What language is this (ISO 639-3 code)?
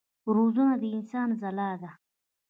pus